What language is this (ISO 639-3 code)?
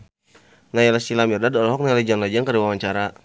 sun